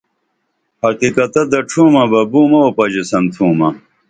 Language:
Dameli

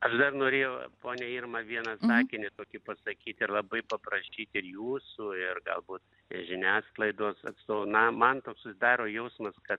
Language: Lithuanian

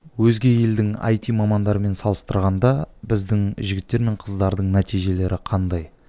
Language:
Kazakh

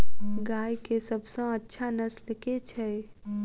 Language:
Maithili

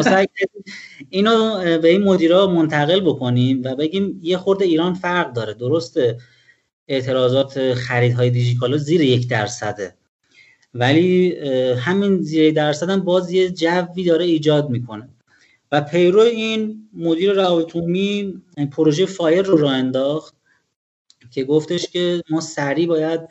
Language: Persian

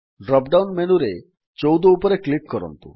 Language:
Odia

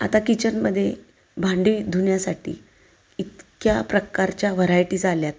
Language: Marathi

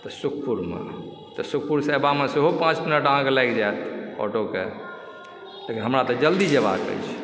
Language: Maithili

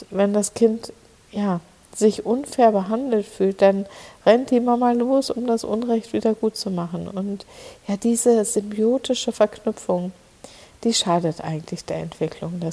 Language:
German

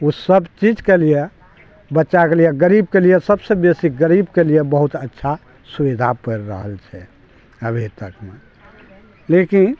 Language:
Maithili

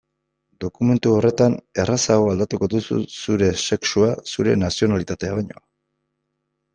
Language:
Basque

